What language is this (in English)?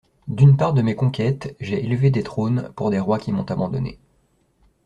French